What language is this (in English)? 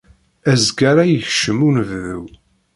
Kabyle